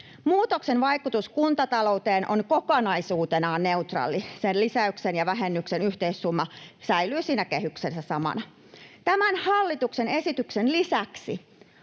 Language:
Finnish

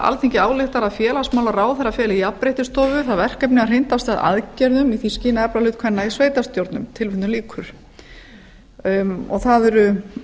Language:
Icelandic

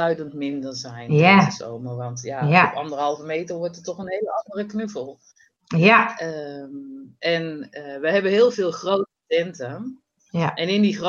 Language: Dutch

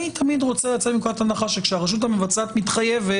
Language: Hebrew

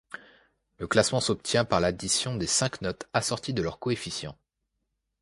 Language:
French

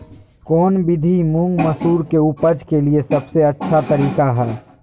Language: Magahi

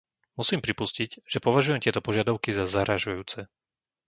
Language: Slovak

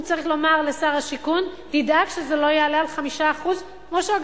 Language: Hebrew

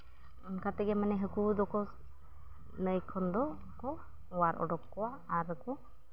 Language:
Santali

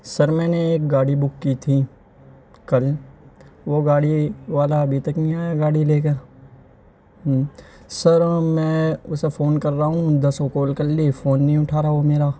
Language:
Urdu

